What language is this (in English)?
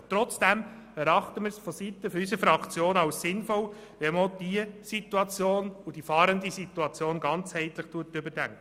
Swiss German